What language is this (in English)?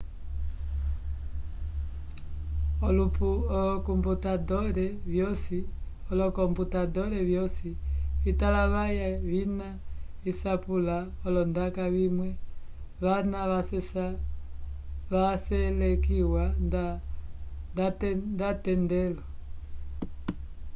Umbundu